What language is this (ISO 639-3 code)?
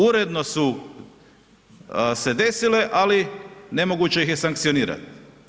hrv